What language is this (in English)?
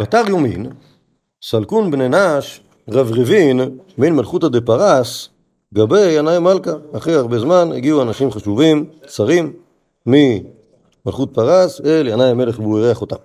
Hebrew